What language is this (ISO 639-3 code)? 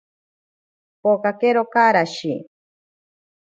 prq